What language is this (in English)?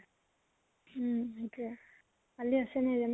Assamese